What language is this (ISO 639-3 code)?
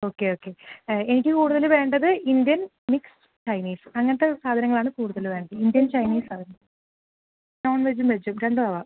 mal